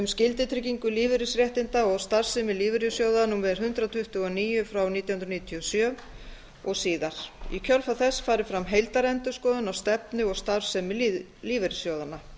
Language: Icelandic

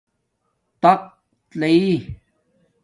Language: Domaaki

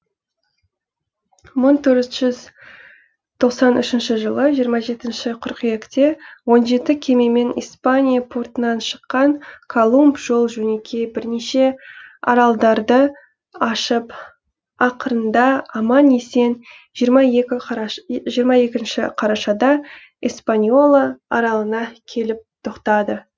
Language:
Kazakh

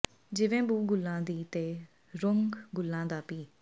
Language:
Punjabi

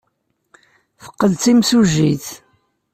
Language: Kabyle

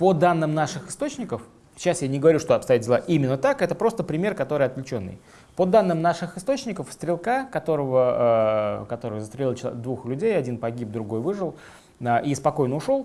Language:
Russian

